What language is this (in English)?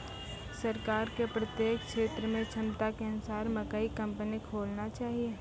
Maithili